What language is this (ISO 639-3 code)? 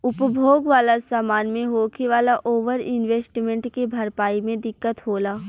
bho